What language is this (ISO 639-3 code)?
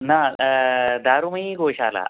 san